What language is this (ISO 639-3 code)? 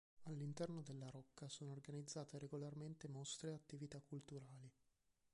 ita